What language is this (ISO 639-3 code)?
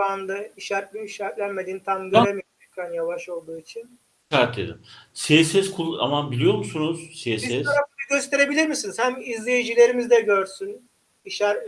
tur